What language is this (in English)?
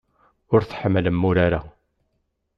Kabyle